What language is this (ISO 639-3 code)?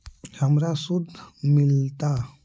mag